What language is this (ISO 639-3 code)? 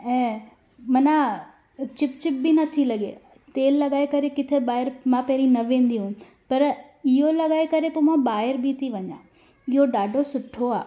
snd